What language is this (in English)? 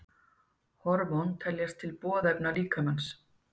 Icelandic